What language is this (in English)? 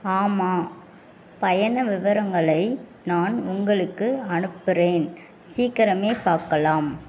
Tamil